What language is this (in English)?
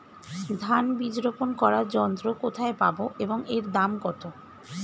Bangla